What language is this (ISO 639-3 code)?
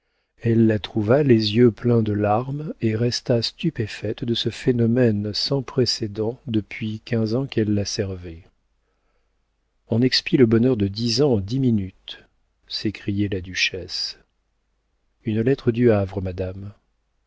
fra